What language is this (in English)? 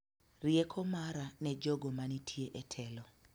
Luo (Kenya and Tanzania)